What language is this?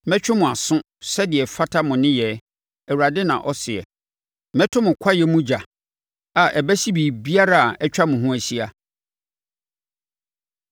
Akan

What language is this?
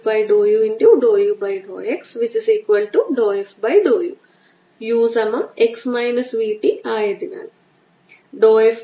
Malayalam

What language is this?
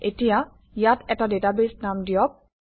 Assamese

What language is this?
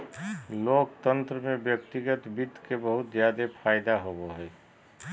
Magahi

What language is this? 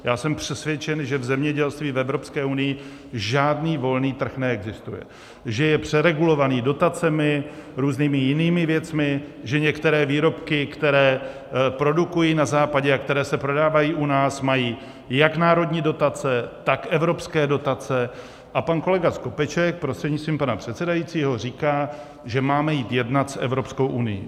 Czech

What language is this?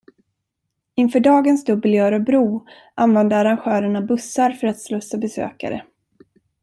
Swedish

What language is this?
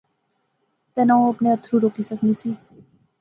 Pahari-Potwari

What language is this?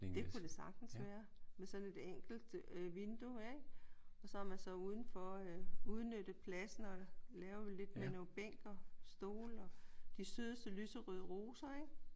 Danish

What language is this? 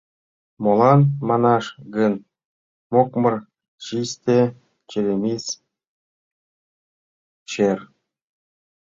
Mari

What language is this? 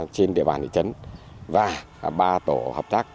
Vietnamese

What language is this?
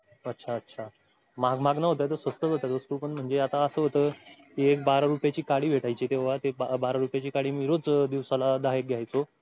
Marathi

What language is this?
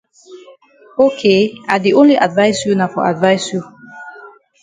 Cameroon Pidgin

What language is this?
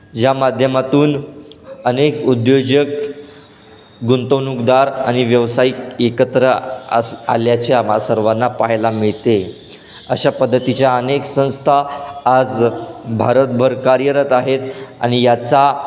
Marathi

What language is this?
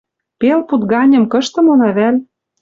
Western Mari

